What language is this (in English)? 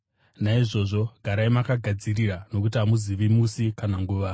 Shona